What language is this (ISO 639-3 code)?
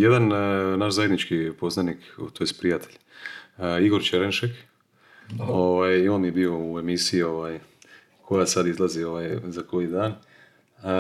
hrv